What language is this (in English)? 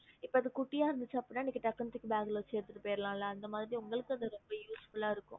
Tamil